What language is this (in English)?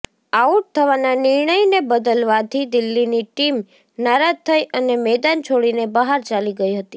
Gujarati